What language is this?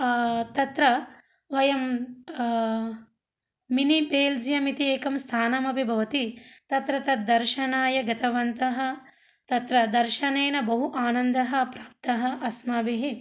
Sanskrit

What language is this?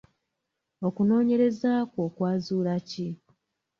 Ganda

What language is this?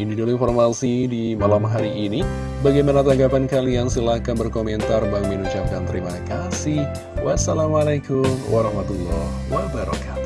Indonesian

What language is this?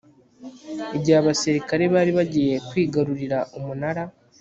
Kinyarwanda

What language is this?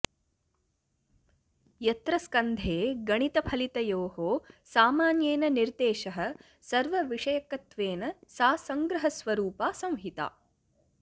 Sanskrit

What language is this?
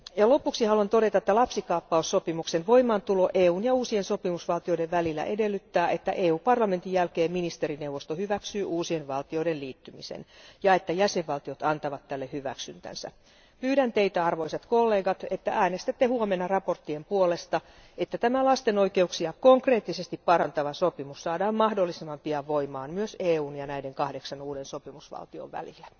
Finnish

